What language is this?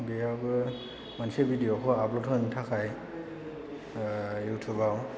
Bodo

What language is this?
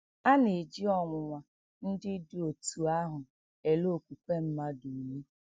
Igbo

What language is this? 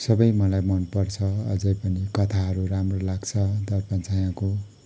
Nepali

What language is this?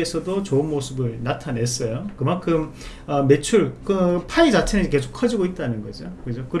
Korean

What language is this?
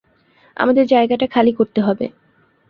Bangla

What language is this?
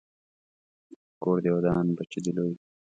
Pashto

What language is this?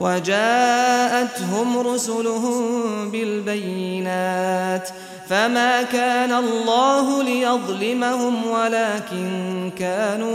Arabic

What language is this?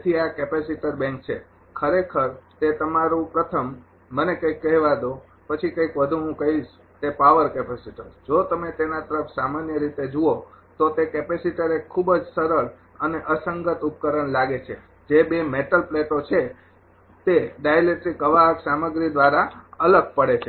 Gujarati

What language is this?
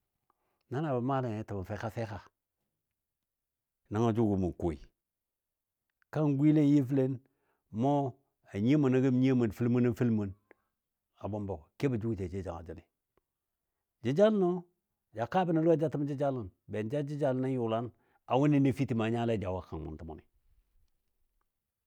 Dadiya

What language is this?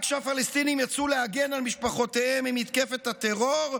Hebrew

